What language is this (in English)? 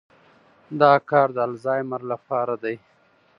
Pashto